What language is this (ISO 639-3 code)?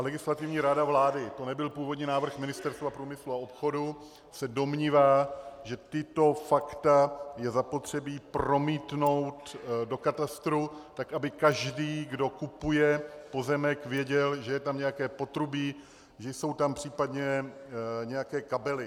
ces